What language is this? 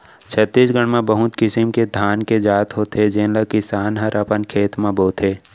Chhattisgarhi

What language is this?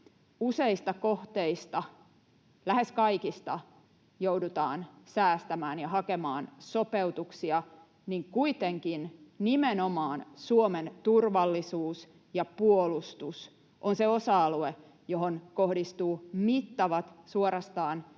Finnish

